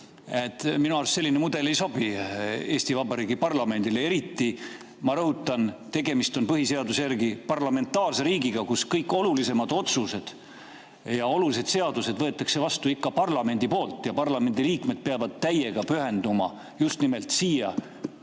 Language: Estonian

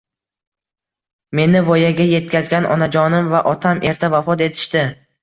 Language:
Uzbek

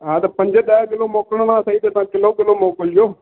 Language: Sindhi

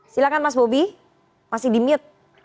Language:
Indonesian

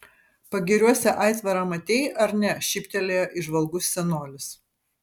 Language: Lithuanian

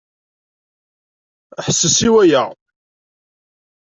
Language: Kabyle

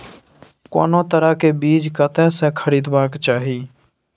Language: Maithili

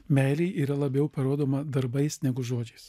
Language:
Lithuanian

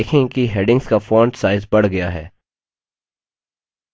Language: Hindi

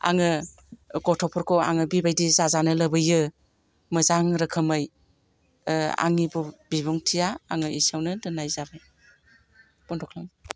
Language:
Bodo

